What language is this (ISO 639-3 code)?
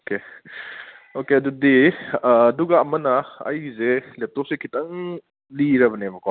mni